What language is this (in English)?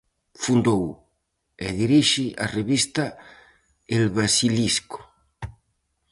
Galician